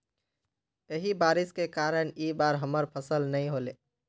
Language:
Magahi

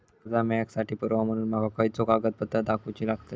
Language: Marathi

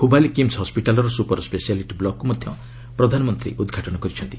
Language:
Odia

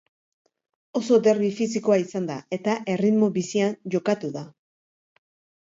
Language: Basque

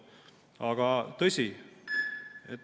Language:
Estonian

